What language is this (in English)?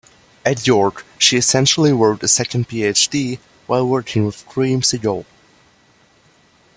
English